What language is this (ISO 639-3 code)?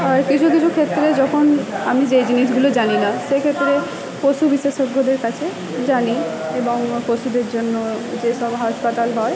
ben